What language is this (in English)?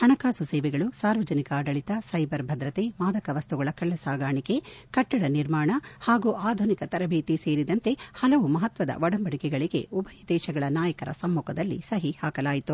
Kannada